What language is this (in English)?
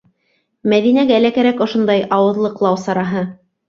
Bashkir